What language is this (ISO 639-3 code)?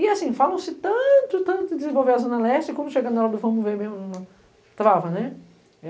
por